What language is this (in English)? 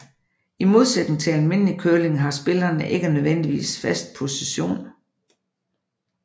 Danish